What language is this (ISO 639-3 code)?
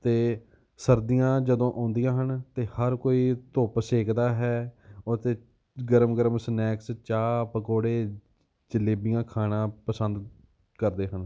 pan